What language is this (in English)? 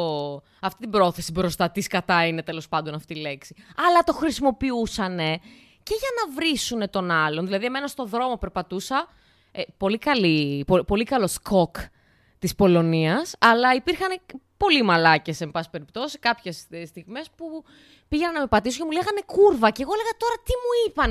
Greek